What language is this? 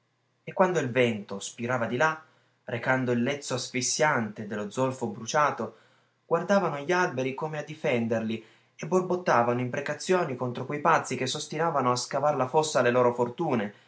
Italian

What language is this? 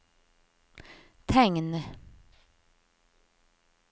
Norwegian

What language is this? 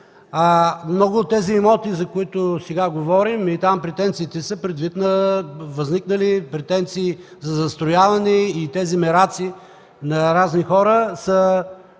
Bulgarian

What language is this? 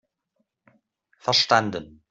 German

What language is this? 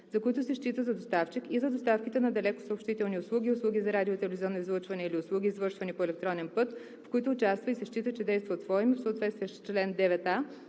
Bulgarian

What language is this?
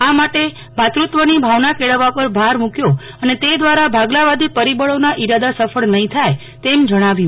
Gujarati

